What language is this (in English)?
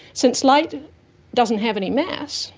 English